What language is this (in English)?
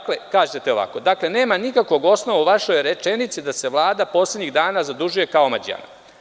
Serbian